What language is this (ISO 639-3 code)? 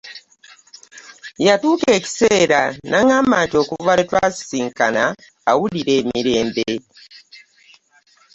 lug